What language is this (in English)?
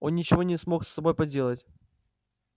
Russian